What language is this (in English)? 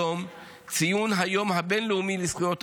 Hebrew